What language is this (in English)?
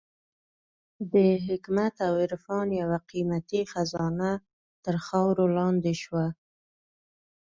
Pashto